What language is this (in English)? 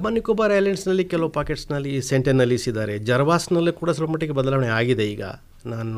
Hindi